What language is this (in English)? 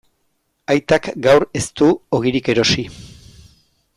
Basque